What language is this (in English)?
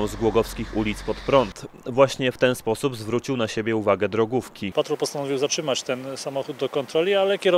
Polish